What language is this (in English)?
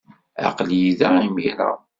Kabyle